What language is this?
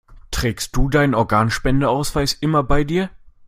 German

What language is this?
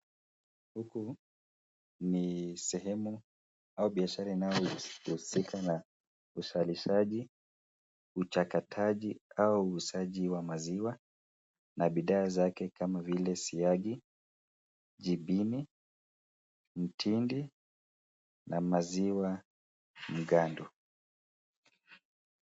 Swahili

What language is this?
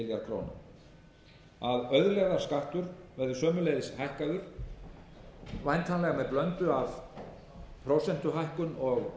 Icelandic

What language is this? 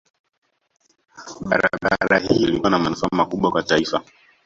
Swahili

